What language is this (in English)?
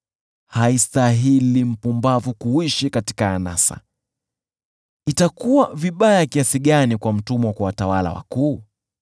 Swahili